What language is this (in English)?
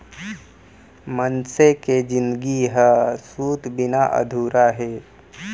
Chhattisgarhi